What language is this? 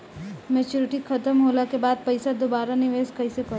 Bhojpuri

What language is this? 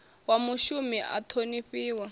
Venda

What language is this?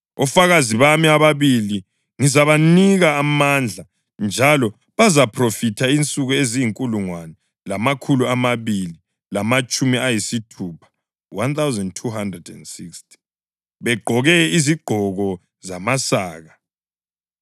North Ndebele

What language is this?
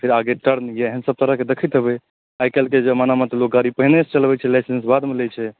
Maithili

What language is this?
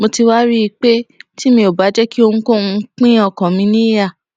Yoruba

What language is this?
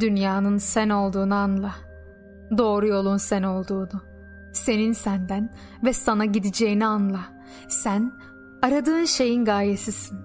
Turkish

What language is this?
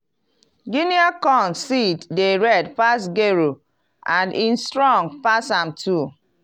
Nigerian Pidgin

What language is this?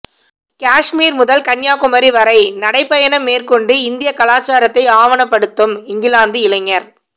Tamil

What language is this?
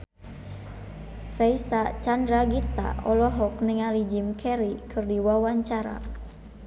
Sundanese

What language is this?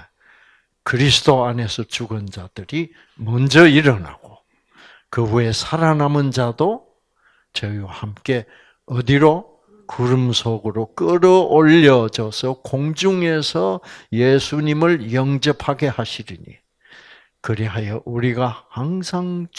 Korean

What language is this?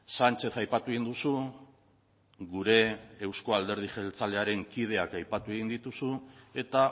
Basque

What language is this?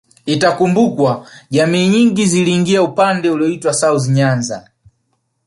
Swahili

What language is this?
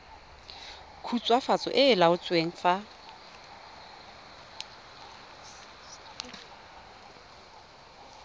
Tswana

